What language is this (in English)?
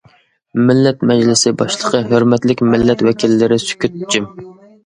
Uyghur